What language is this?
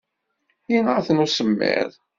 Kabyle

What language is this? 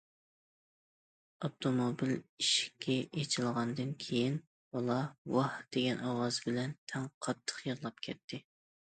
Uyghur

